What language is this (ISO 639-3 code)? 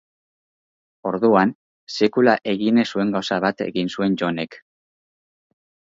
eus